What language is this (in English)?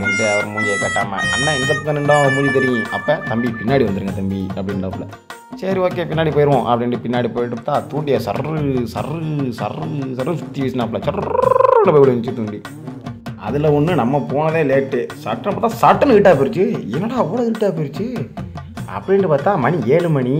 Indonesian